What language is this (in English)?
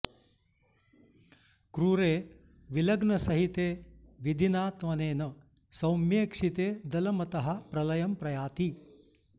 Sanskrit